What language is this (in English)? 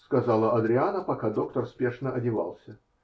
Russian